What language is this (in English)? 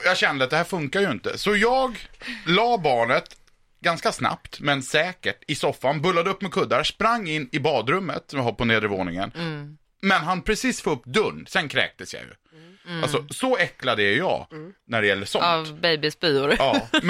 Swedish